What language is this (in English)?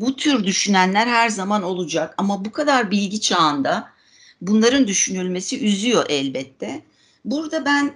Turkish